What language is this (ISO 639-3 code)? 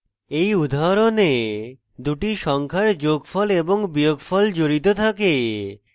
ben